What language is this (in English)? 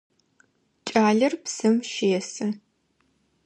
Adyghe